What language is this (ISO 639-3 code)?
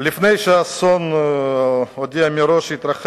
heb